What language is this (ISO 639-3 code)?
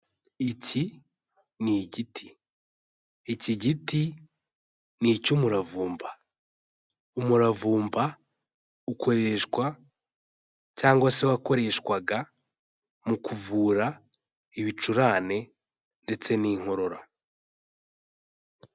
kin